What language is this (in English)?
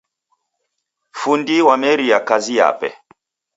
Taita